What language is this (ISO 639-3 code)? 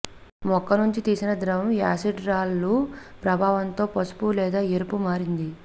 tel